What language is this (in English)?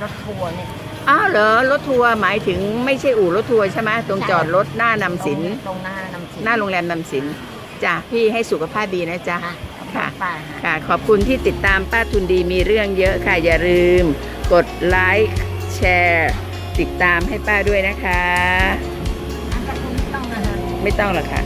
Thai